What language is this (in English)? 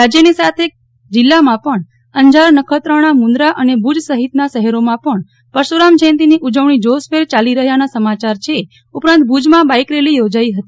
Gujarati